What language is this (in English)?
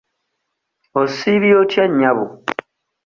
Ganda